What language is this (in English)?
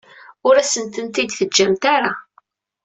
Kabyle